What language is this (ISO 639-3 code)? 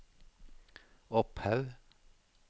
nor